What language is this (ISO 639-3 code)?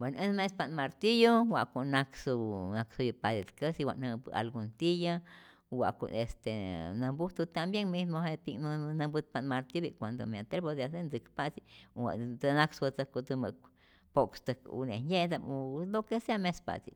zor